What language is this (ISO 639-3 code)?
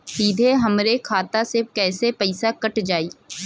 bho